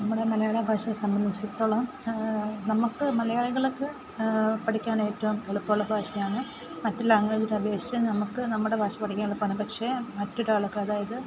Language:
Malayalam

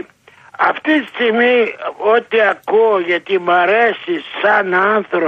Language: Greek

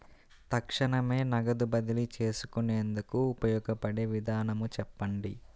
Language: Telugu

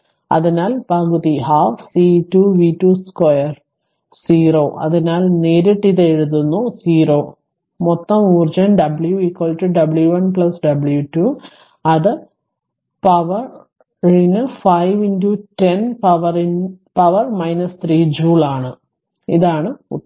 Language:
Malayalam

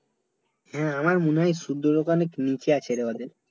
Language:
Bangla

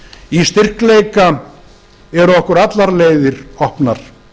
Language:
Icelandic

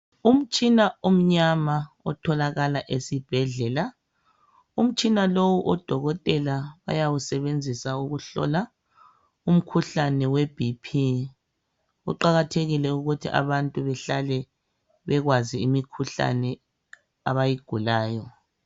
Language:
North Ndebele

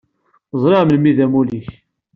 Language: Kabyle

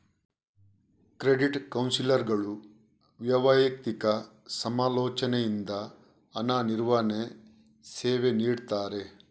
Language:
Kannada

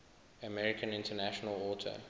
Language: English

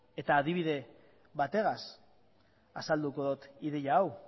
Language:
Basque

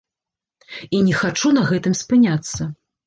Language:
Belarusian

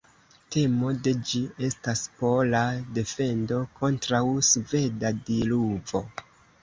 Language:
Esperanto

